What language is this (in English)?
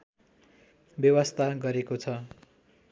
Nepali